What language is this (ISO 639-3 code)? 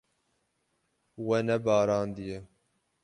kur